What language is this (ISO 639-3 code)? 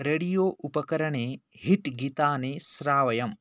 san